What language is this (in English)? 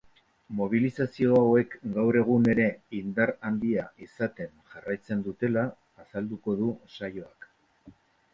Basque